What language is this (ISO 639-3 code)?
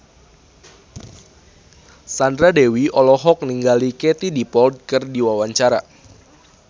sun